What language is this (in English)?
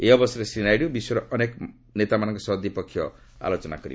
Odia